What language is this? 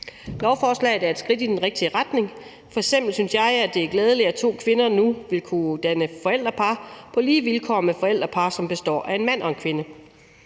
Danish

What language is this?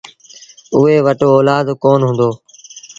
Sindhi Bhil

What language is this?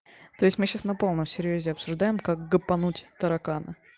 Russian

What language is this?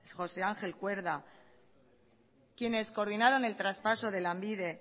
Spanish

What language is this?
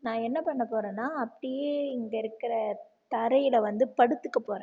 Tamil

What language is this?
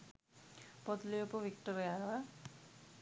Sinhala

